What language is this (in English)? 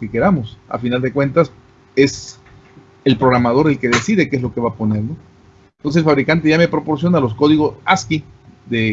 Spanish